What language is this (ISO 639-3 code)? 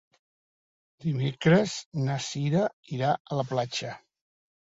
cat